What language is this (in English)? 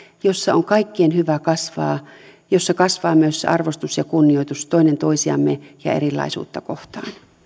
Finnish